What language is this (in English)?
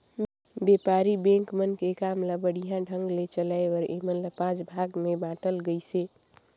Chhattisgarhi